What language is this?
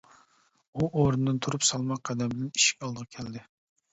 Uyghur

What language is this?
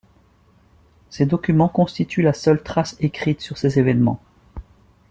French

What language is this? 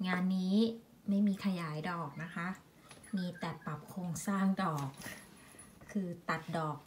Thai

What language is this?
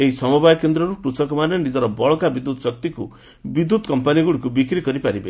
Odia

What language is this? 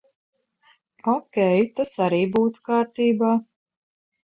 Latvian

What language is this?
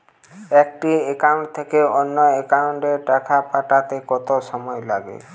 Bangla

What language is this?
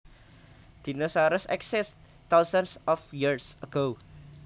Javanese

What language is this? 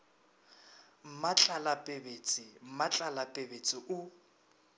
Northern Sotho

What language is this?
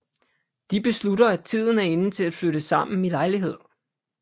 Danish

